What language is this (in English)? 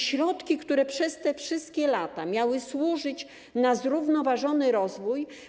Polish